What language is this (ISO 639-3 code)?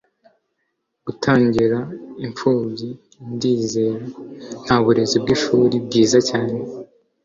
kin